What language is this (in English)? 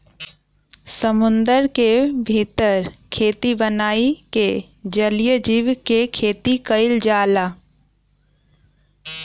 Bhojpuri